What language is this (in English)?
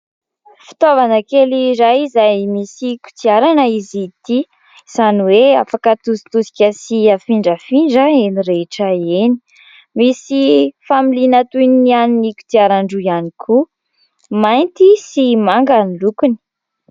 Malagasy